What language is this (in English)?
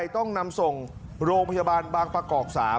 Thai